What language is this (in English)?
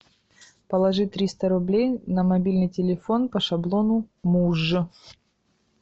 Russian